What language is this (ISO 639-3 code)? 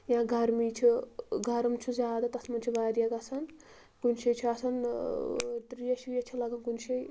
kas